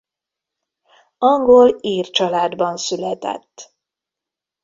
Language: Hungarian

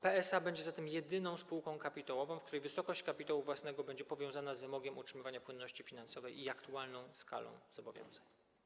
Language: Polish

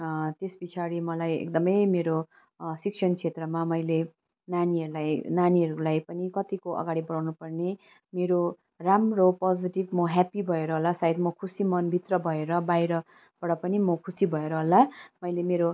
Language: Nepali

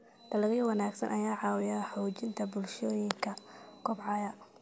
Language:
Somali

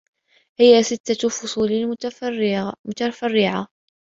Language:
Arabic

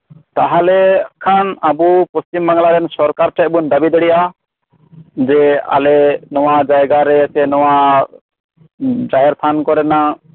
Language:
Santali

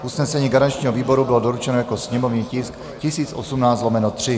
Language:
Czech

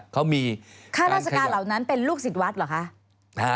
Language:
Thai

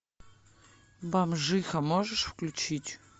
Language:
Russian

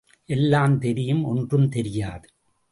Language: Tamil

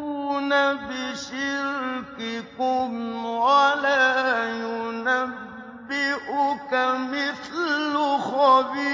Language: Arabic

